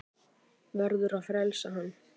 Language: Icelandic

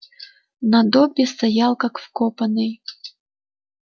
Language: Russian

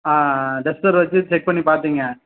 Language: Tamil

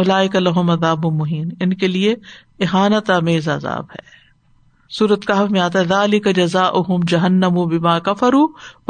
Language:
Urdu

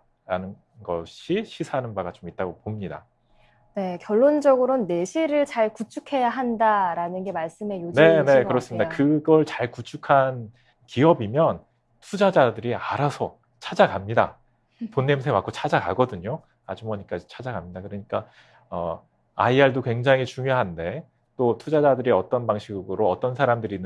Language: Korean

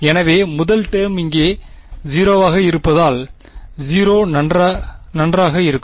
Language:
Tamil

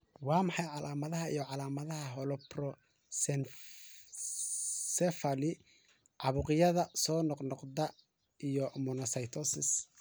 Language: Somali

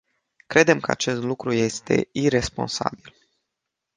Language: Romanian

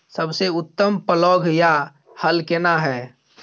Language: Maithili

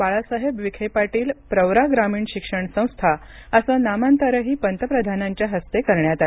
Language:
Marathi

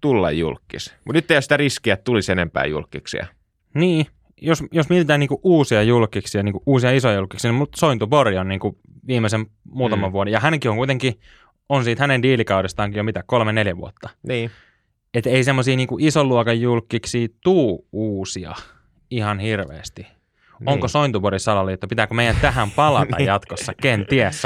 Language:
Finnish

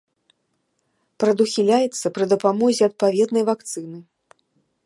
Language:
Belarusian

